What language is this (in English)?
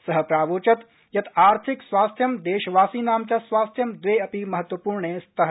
Sanskrit